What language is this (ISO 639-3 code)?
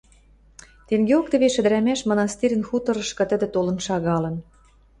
mrj